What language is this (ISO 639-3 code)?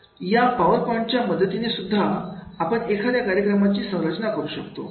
mar